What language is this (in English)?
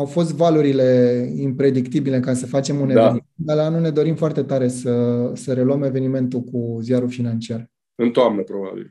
Romanian